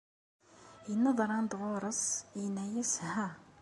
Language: Kabyle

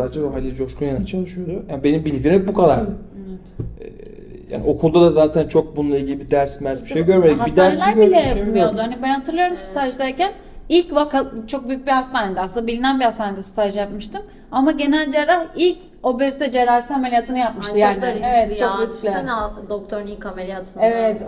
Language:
Turkish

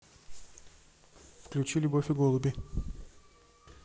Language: Russian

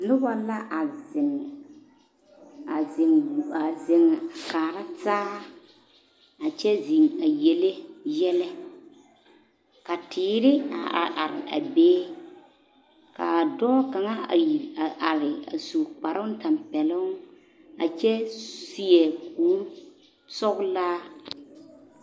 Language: Southern Dagaare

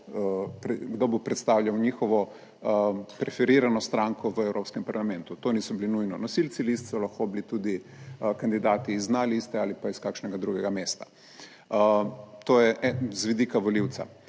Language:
Slovenian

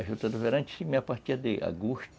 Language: Portuguese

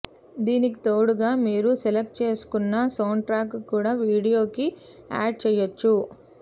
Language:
Telugu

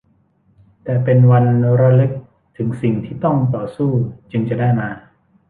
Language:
Thai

